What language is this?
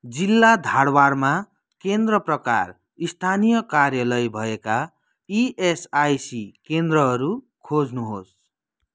Nepali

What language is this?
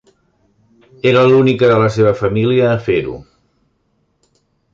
Catalan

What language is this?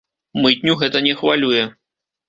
Belarusian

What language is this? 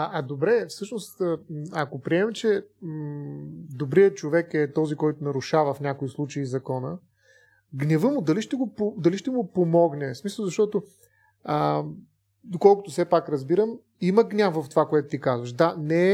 Bulgarian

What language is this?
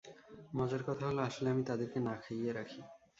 Bangla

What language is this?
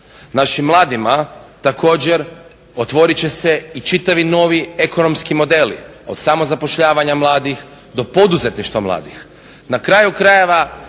Croatian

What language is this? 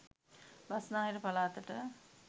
Sinhala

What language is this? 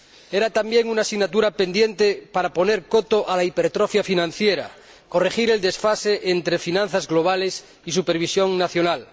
Spanish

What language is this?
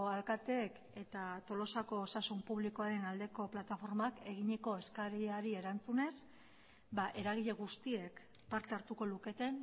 Basque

